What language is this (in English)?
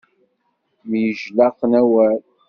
Kabyle